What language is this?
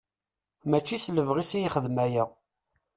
Kabyle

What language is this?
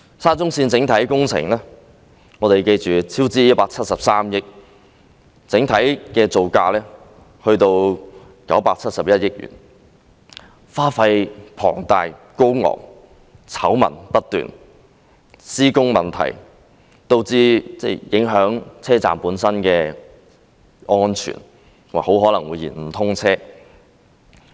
Cantonese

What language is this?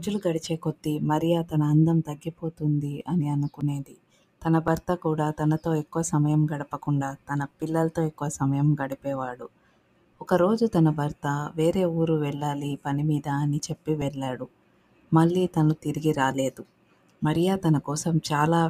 Telugu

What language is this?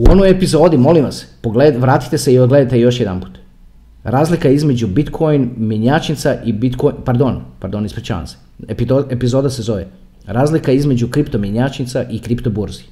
Croatian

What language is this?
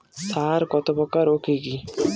Bangla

